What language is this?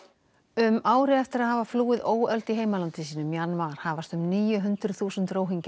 Icelandic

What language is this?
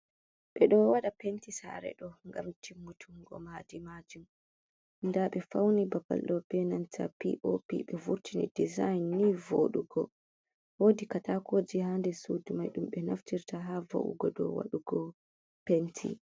Fula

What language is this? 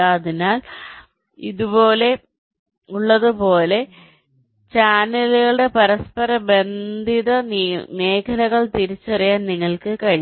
Malayalam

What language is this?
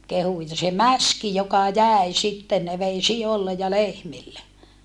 Finnish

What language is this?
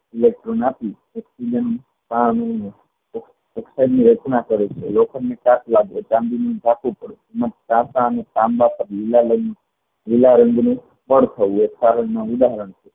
Gujarati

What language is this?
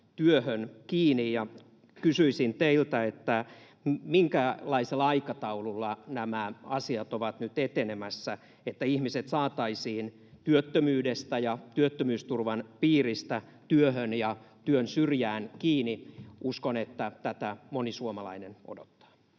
Finnish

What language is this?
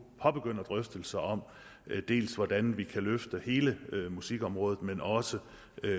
Danish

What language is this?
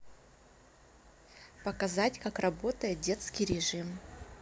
Russian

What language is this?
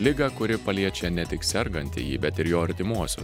Lithuanian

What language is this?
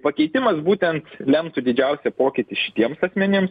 Lithuanian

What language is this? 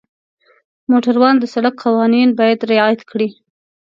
Pashto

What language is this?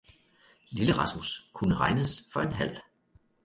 Danish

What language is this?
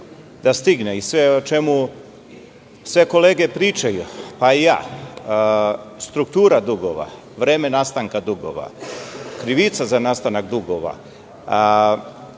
Serbian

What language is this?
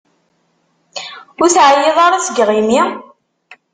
Kabyle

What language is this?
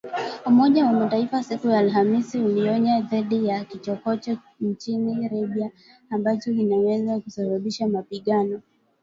Swahili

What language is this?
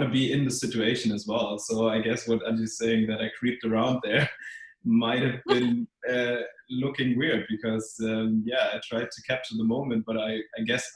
English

